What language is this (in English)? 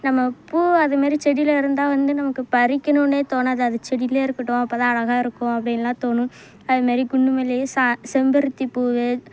Tamil